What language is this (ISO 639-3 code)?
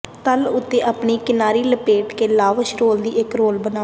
pan